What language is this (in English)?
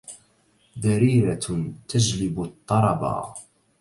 Arabic